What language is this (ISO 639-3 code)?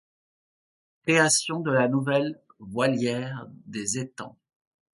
fra